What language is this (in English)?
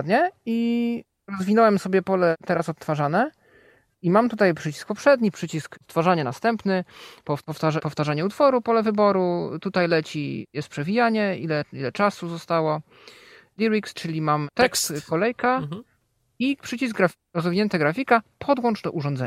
Polish